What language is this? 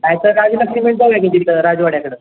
Marathi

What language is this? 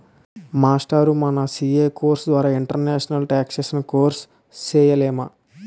Telugu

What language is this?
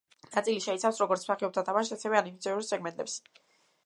Georgian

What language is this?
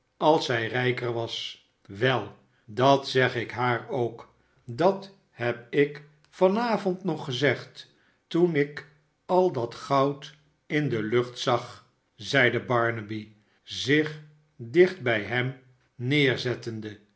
Dutch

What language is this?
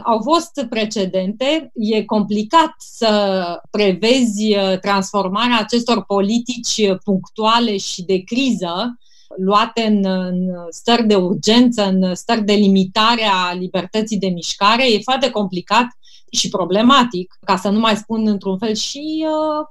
Romanian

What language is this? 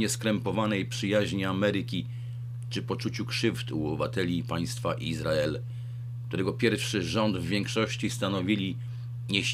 Polish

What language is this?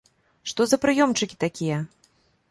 Belarusian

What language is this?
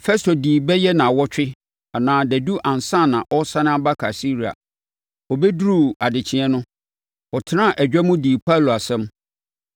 Akan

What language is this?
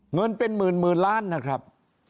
Thai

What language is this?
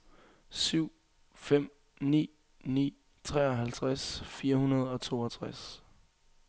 Danish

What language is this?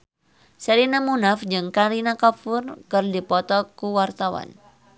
Sundanese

